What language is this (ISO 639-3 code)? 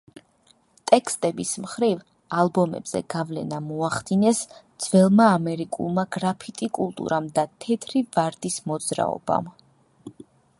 kat